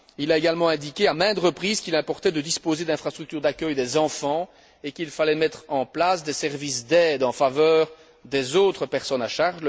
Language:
French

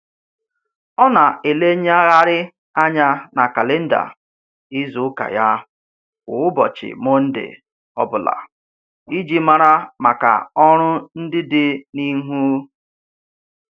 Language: Igbo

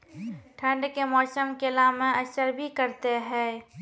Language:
Maithili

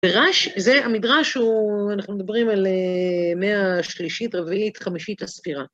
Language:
Hebrew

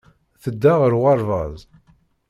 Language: Kabyle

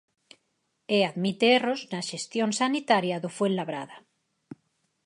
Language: Galician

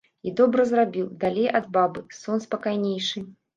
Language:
Belarusian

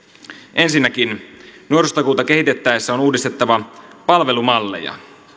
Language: Finnish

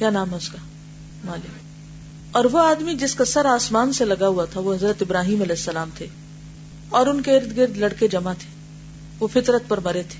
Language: Urdu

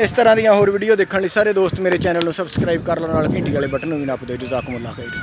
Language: Punjabi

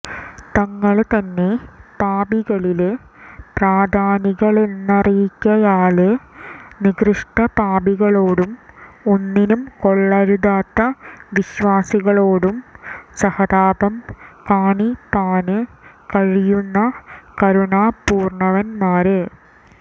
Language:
Malayalam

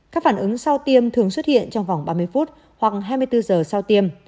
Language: Vietnamese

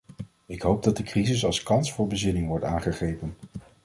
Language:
Dutch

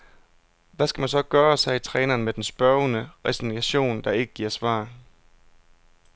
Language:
Danish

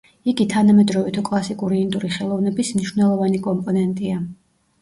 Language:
Georgian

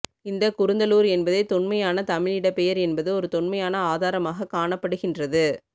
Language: Tamil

